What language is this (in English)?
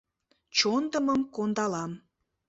Mari